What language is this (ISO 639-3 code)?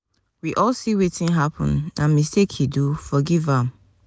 pcm